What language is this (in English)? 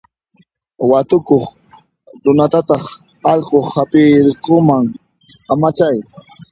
Puno Quechua